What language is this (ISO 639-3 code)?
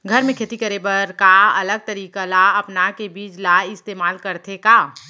hne